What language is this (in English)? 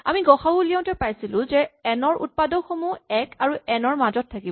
Assamese